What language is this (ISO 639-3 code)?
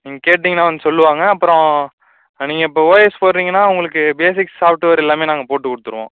tam